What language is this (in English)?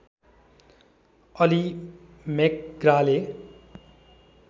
Nepali